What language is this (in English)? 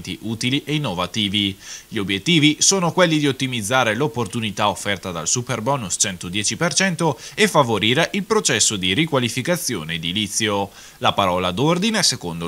Italian